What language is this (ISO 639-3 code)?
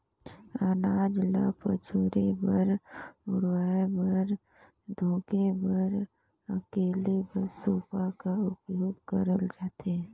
hne